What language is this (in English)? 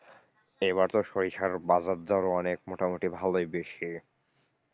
Bangla